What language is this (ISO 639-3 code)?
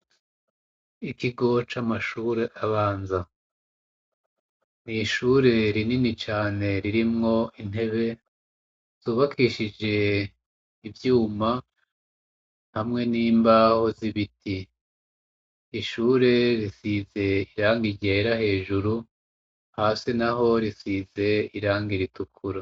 run